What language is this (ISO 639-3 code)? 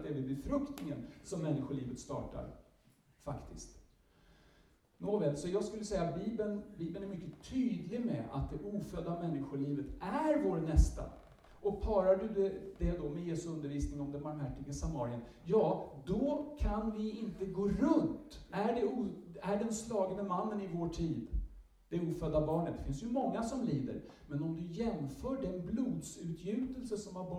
swe